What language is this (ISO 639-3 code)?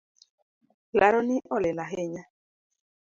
luo